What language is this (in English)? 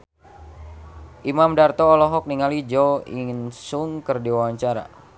Sundanese